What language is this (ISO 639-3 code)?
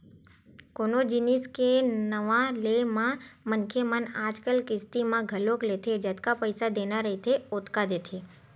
hne